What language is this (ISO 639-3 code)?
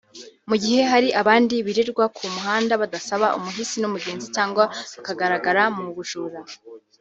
kin